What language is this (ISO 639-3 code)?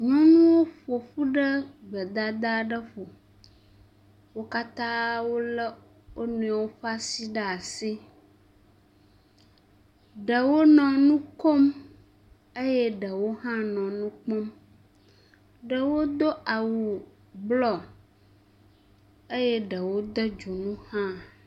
ewe